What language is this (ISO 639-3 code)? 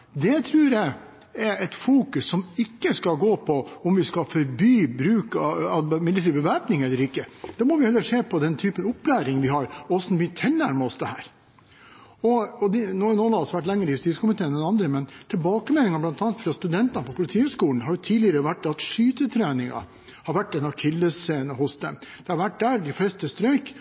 nob